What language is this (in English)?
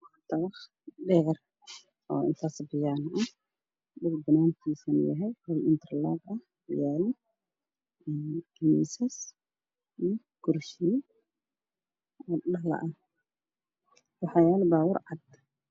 Somali